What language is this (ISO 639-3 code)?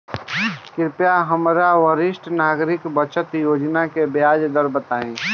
bho